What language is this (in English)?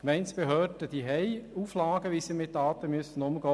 Swiss German